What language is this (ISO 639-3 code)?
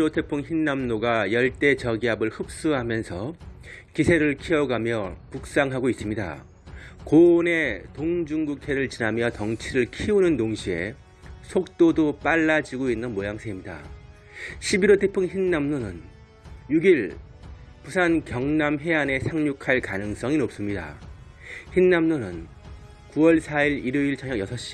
kor